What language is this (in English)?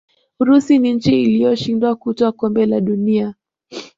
Swahili